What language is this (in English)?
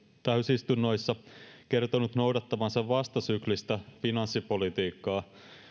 Finnish